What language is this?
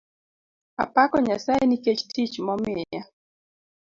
Luo (Kenya and Tanzania)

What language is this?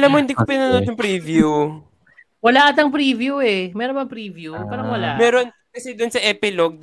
Filipino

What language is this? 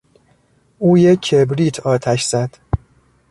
Persian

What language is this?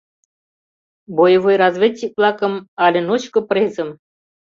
Mari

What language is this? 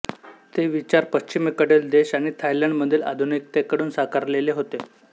Marathi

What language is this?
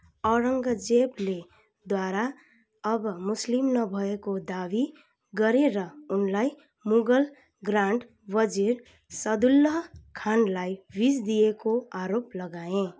Nepali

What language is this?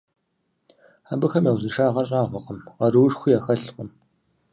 Kabardian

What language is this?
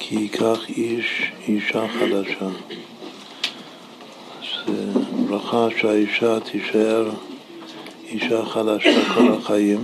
Hebrew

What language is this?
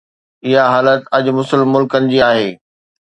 Sindhi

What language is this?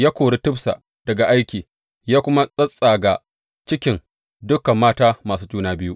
Hausa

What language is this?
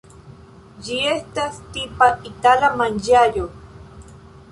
Esperanto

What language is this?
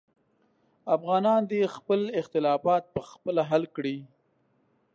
Pashto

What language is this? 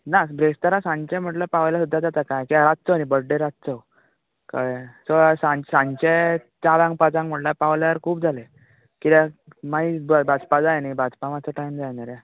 Konkani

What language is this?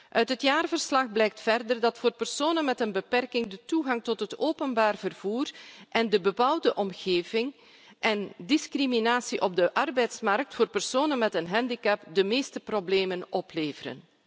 Dutch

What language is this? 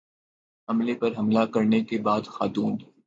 Urdu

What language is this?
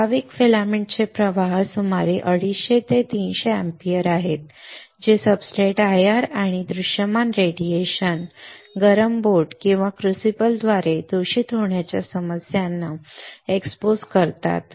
Marathi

